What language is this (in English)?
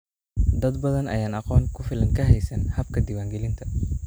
Somali